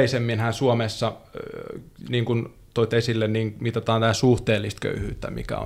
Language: Finnish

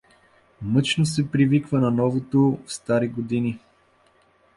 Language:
Bulgarian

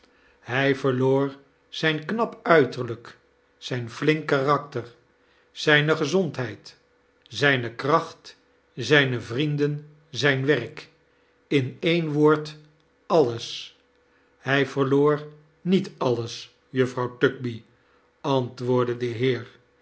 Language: Dutch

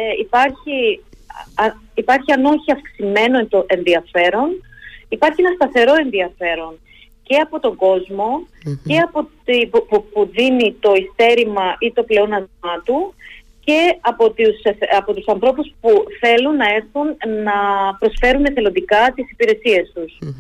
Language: Greek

